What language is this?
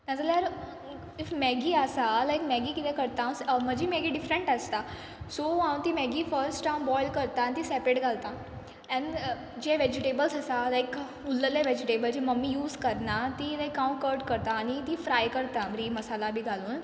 Konkani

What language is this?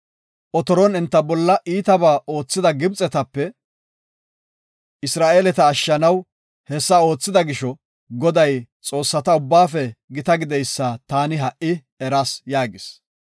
Gofa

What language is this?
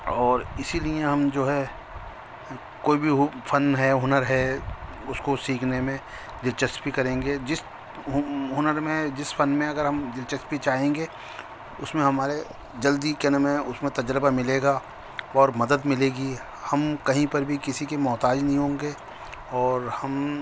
Urdu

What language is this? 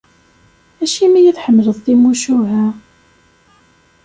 Kabyle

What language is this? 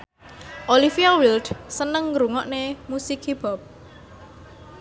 Javanese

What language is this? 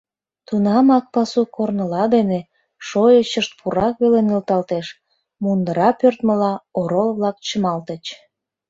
Mari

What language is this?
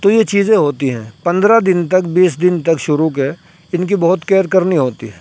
Urdu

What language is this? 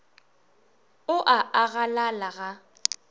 Northern Sotho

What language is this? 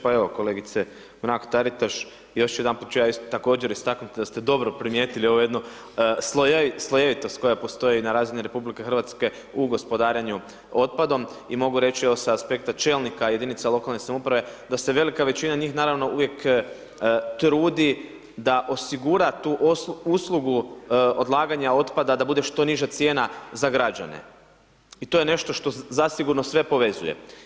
Croatian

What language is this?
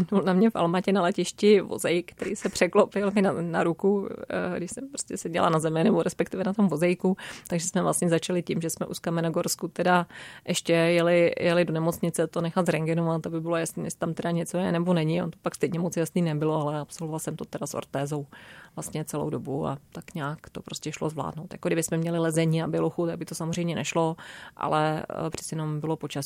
Czech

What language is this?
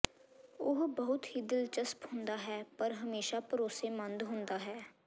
Punjabi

